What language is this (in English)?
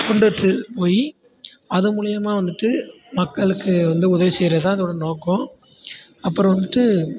Tamil